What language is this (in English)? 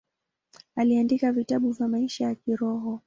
Swahili